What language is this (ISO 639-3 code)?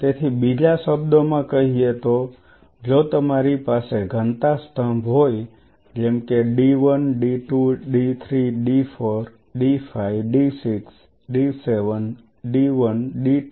guj